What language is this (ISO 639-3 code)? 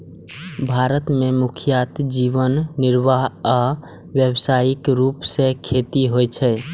mai